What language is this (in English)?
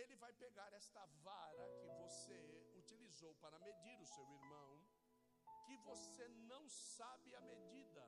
Portuguese